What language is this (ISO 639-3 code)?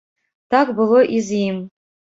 bel